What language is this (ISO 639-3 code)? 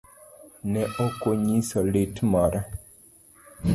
luo